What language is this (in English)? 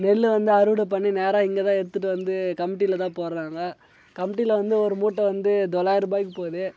Tamil